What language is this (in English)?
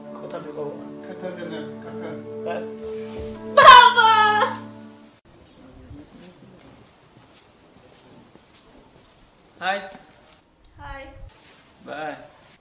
Bangla